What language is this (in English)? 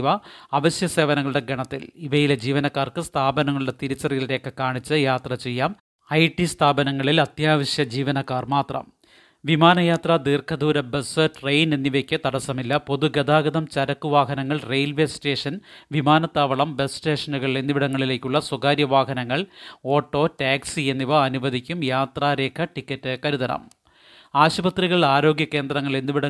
Malayalam